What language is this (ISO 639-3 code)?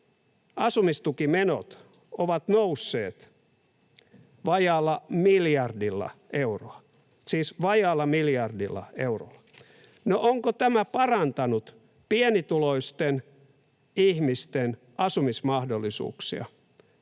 fin